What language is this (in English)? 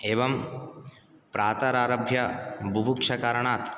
Sanskrit